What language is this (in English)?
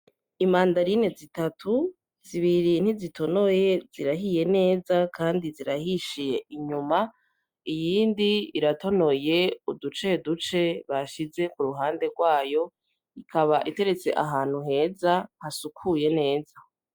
Rundi